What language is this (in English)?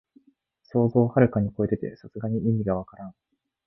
Japanese